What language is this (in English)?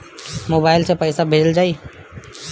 Bhojpuri